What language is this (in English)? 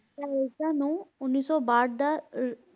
Punjabi